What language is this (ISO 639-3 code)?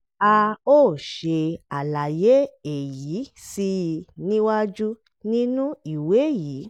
yor